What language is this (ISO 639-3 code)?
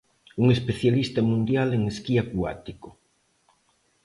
glg